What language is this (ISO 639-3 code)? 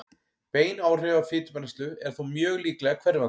isl